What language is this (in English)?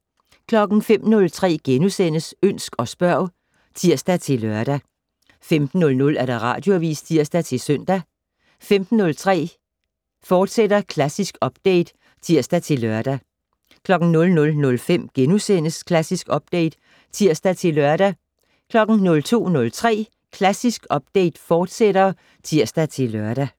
Danish